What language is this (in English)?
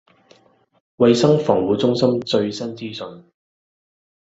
Cantonese